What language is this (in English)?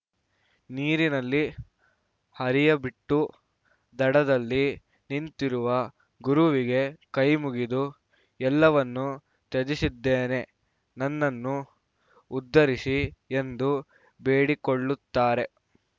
Kannada